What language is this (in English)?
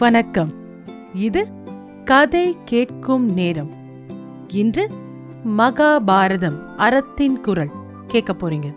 Tamil